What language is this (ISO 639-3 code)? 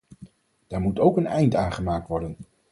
nld